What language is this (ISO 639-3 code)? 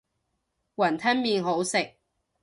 yue